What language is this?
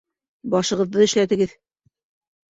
Bashkir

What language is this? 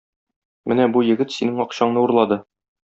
Tatar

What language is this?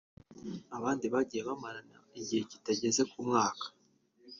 Kinyarwanda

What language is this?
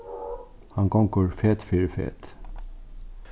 Faroese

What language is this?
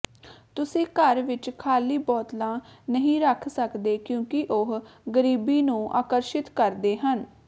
Punjabi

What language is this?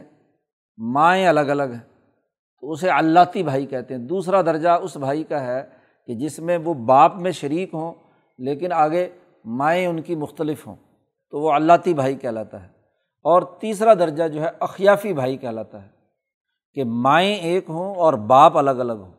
Urdu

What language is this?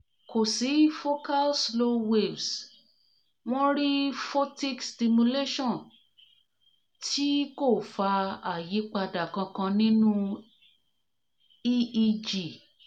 Yoruba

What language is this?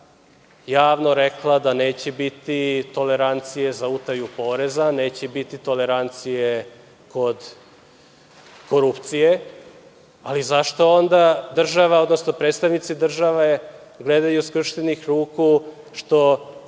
Serbian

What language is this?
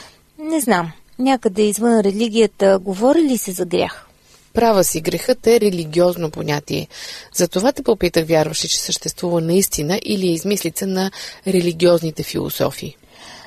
Bulgarian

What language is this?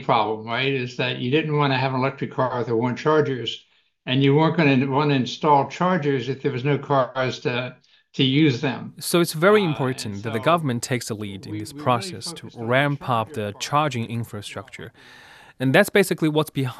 English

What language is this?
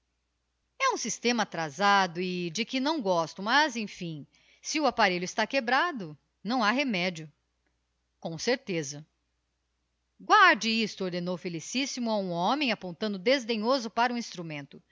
Portuguese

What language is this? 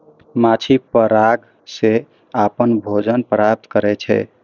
Maithili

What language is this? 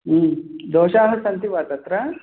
Sanskrit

